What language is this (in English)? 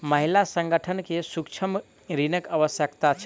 Maithili